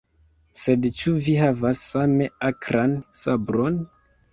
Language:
Esperanto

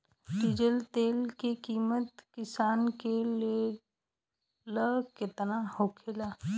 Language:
Bhojpuri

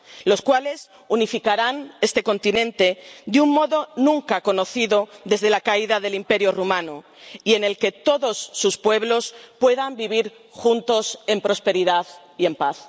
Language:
Spanish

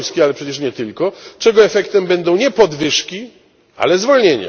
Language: Polish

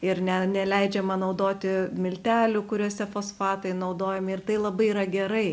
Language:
Lithuanian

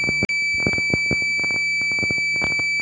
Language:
Magahi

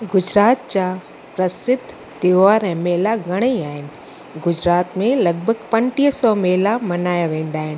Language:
Sindhi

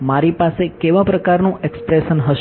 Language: Gujarati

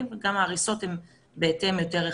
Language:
Hebrew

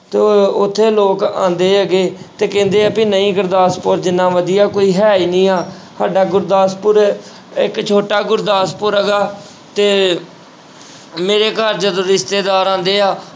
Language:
Punjabi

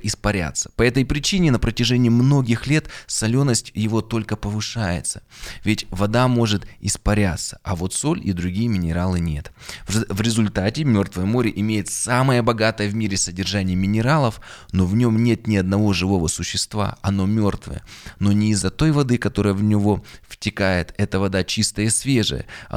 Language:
Russian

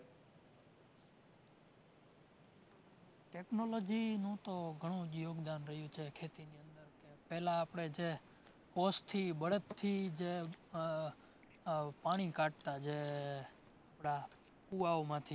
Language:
Gujarati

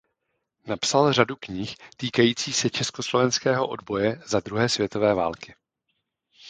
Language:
Czech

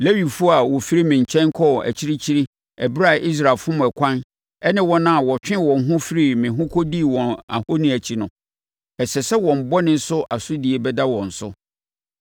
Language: Akan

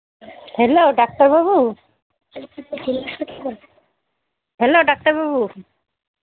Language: Bangla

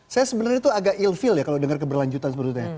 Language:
Indonesian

